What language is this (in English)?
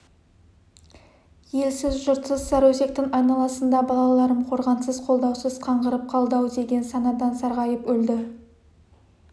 Kazakh